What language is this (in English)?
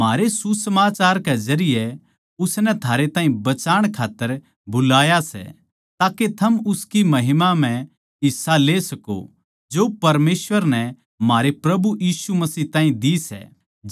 Haryanvi